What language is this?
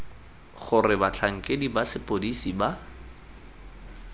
Tswana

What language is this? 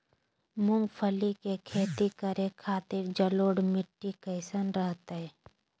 Magahi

